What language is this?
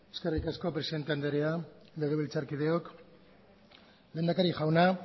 Basque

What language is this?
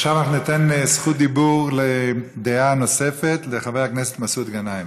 Hebrew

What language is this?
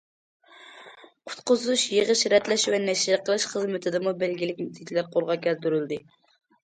Uyghur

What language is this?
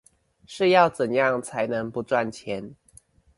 Chinese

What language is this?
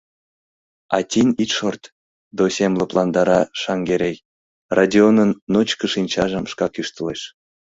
Mari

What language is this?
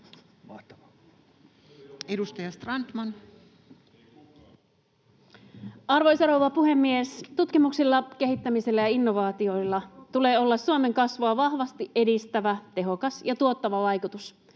Finnish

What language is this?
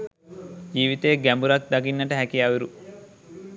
Sinhala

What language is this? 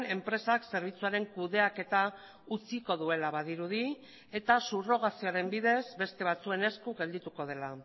Basque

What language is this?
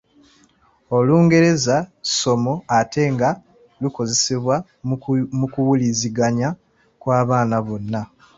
Ganda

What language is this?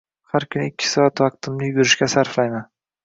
Uzbek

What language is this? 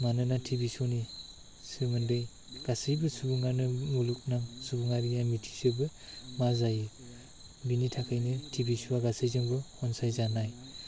Bodo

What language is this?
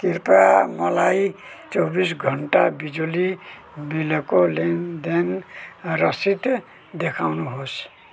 Nepali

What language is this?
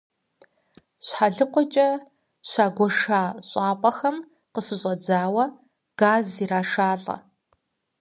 Kabardian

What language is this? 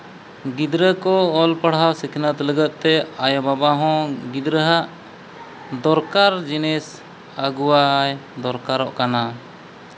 Santali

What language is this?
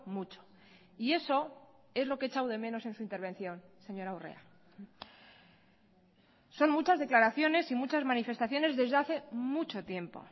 Spanish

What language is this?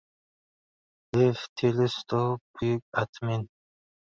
Uzbek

